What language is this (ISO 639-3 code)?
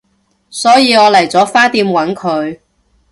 yue